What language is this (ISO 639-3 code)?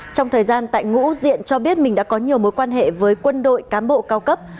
vie